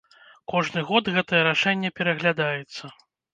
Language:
Belarusian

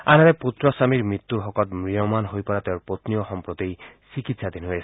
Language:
Assamese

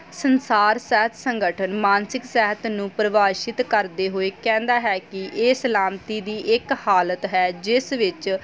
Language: Punjabi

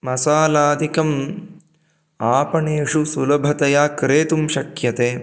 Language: Sanskrit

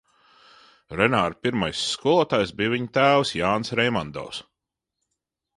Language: Latvian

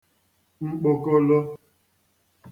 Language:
Igbo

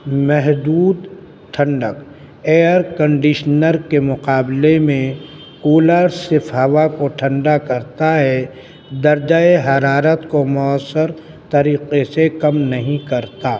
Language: Urdu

